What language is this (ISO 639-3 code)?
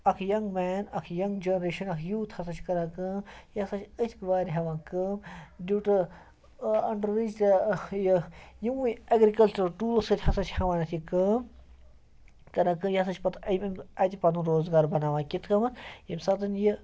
kas